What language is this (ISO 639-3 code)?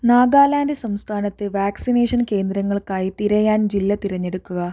mal